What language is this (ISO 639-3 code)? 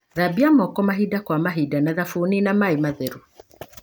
kik